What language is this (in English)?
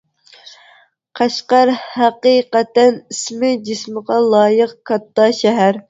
Uyghur